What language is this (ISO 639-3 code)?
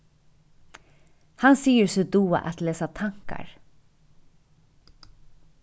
fao